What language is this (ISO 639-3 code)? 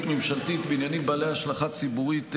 heb